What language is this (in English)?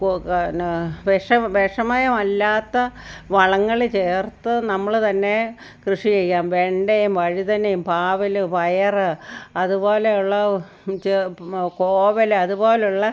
Malayalam